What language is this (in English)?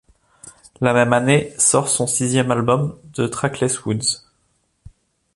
French